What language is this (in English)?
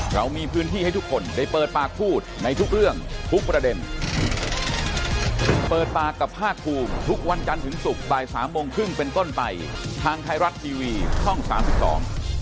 Thai